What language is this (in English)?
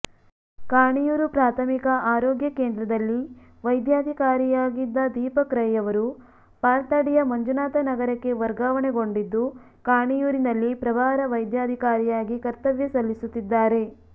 Kannada